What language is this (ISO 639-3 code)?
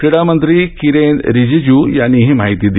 mar